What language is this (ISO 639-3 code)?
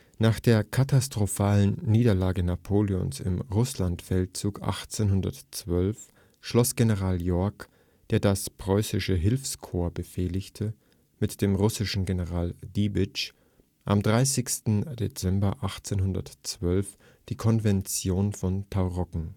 deu